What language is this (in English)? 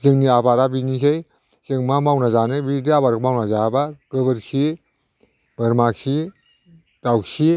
Bodo